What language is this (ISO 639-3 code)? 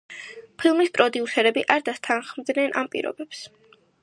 kat